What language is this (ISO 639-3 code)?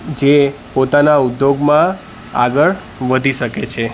guj